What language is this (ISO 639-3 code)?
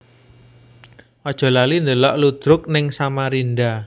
jav